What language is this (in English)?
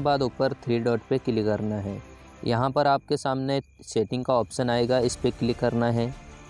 Hindi